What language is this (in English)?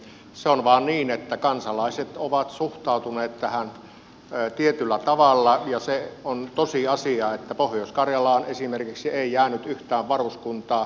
Finnish